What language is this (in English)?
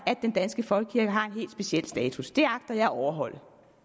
Danish